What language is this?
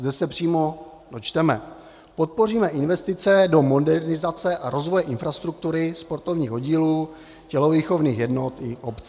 Czech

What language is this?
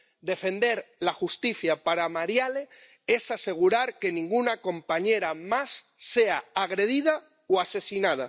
Spanish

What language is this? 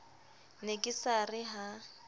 Southern Sotho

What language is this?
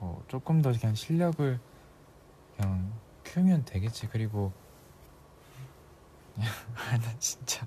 Korean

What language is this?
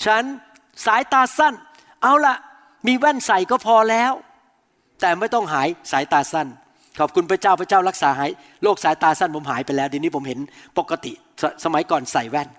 Thai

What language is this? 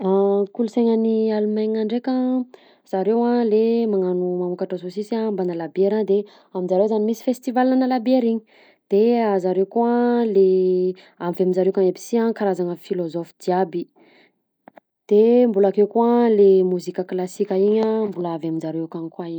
Southern Betsimisaraka Malagasy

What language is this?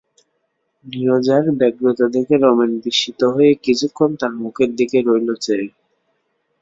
Bangla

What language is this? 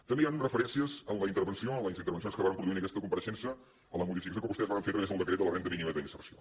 Catalan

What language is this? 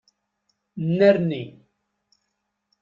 Kabyle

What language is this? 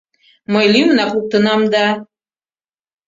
Mari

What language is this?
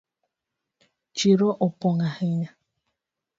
Luo (Kenya and Tanzania)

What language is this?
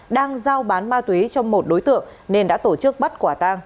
Vietnamese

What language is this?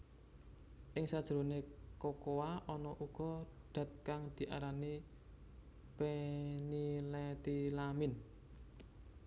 Javanese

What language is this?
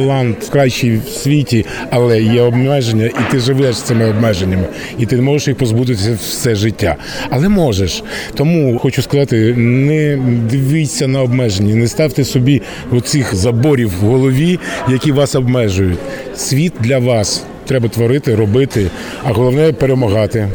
Ukrainian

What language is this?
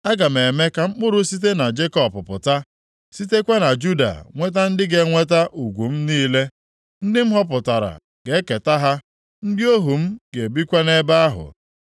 Igbo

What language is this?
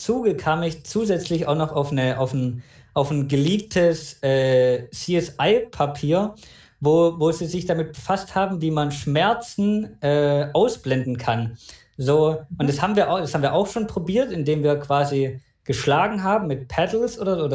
German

